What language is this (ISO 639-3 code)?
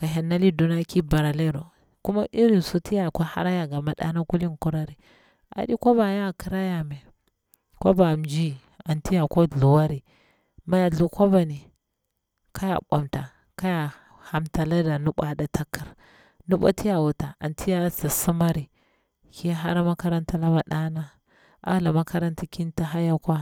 bwr